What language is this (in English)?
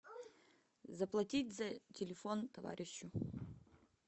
Russian